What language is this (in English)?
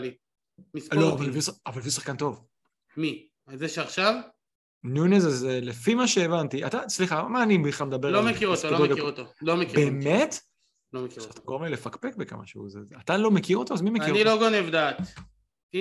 Hebrew